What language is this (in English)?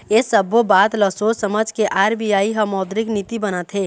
Chhattisgarhi